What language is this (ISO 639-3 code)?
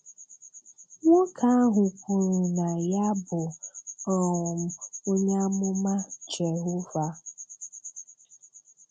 ibo